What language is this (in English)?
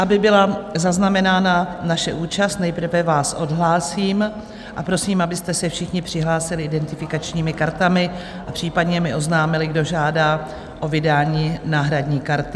Czech